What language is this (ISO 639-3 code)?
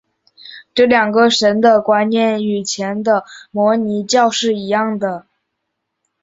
zho